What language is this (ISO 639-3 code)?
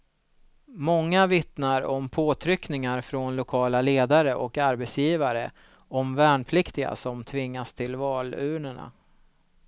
swe